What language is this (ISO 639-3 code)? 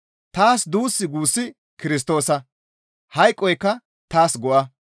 gmv